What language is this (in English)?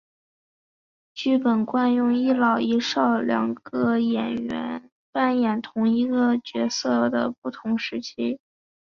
Chinese